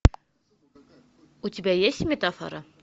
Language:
Russian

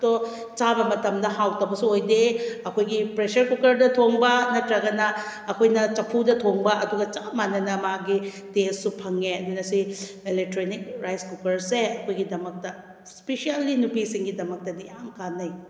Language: Manipuri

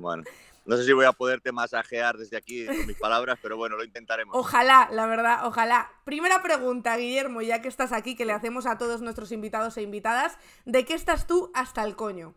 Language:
Spanish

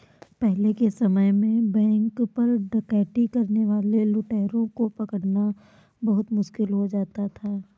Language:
Hindi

